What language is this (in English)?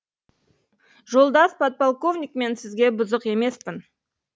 Kazakh